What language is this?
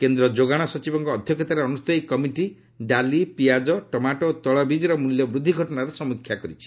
Odia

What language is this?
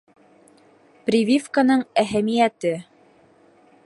Bashkir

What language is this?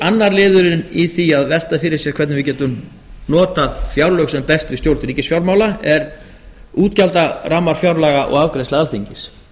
Icelandic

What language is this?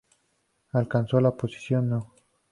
Spanish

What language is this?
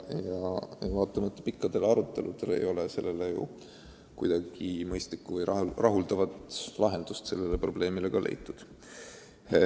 Estonian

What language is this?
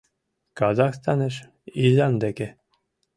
Mari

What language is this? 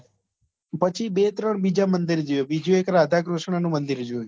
Gujarati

